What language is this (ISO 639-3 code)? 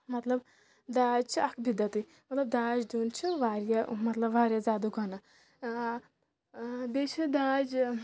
kas